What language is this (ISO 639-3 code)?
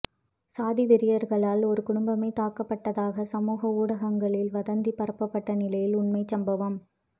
tam